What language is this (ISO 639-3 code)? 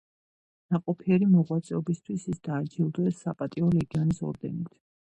kat